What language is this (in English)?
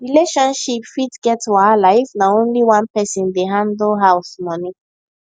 Nigerian Pidgin